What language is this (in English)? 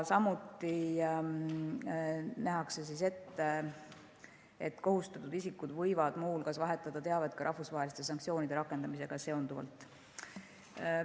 Estonian